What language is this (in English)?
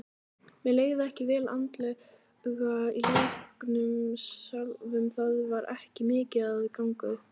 Icelandic